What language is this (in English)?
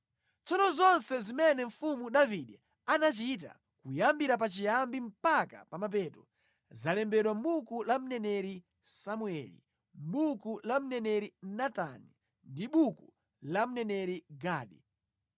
Nyanja